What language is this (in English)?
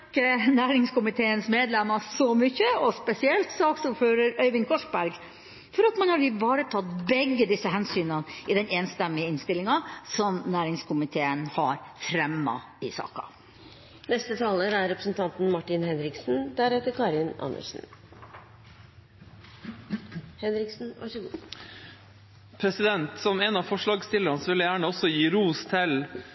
Norwegian Bokmål